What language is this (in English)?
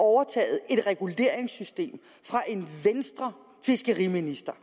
Danish